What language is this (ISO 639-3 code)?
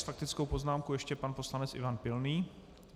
ces